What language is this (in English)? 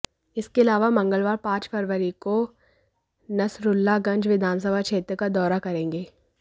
Hindi